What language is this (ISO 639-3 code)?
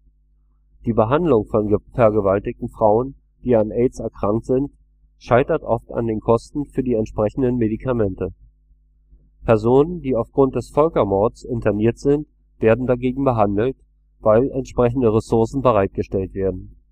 deu